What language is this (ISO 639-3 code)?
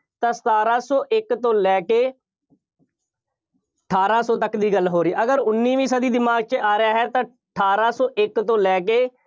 pan